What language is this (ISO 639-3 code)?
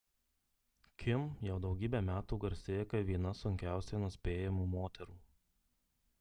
lit